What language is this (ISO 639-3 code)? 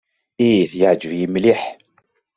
kab